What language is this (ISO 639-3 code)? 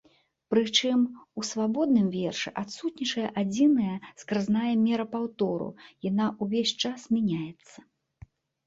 bel